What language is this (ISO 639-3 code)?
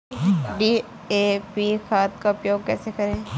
hin